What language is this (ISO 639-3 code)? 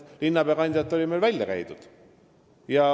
est